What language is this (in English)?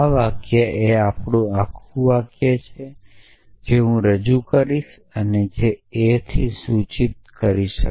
Gujarati